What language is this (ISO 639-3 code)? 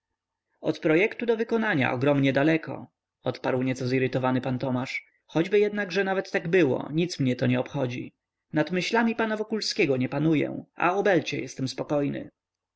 pol